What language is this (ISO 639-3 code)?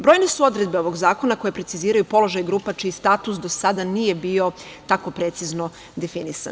srp